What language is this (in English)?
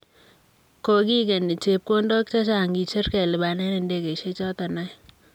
Kalenjin